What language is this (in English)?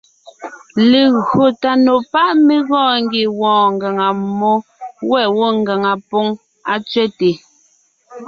Ngiemboon